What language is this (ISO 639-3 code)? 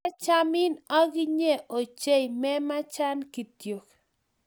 kln